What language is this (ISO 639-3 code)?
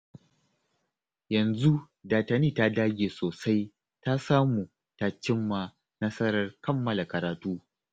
hau